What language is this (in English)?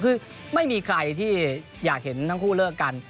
Thai